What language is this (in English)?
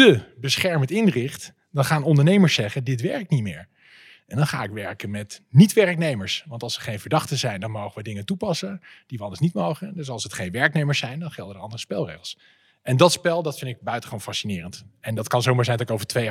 Dutch